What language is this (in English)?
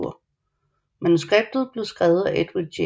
Danish